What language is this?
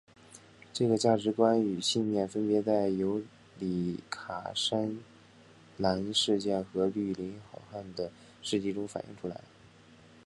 Chinese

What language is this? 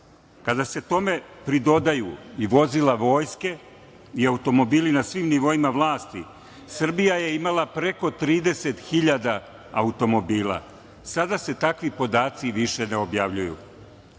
Serbian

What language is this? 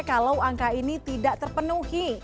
Indonesian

